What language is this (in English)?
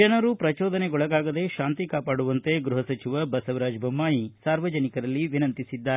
Kannada